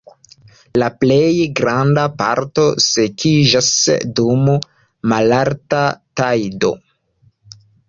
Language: Esperanto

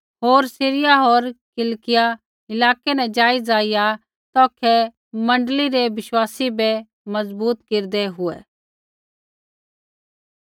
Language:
Kullu Pahari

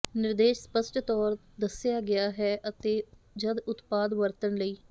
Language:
Punjabi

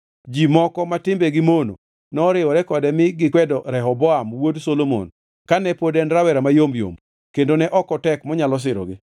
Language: Luo (Kenya and Tanzania)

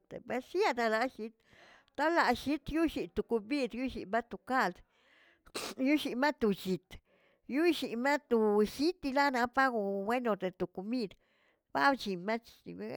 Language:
Tilquiapan Zapotec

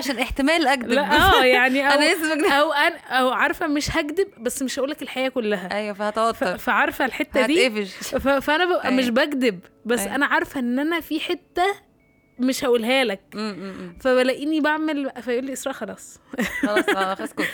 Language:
Arabic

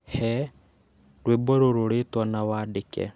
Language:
Kikuyu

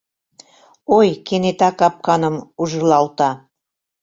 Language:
Mari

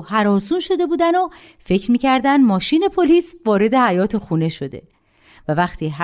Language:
Persian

